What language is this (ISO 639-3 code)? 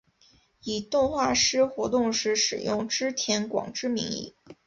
zho